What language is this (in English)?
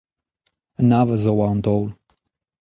Breton